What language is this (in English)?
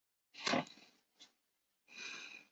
Chinese